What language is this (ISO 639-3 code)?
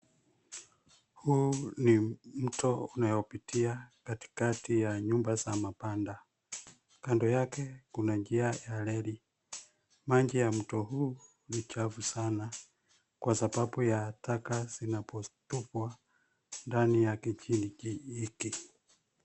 swa